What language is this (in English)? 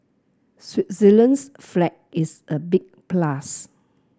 English